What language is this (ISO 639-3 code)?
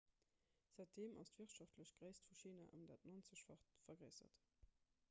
ltz